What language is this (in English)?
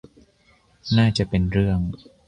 Thai